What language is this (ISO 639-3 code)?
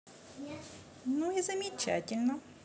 rus